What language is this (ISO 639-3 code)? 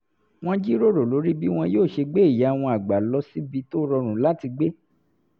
yor